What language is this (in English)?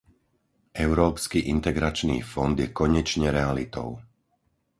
Slovak